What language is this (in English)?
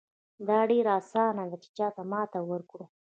Pashto